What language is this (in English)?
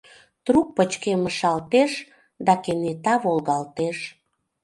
Mari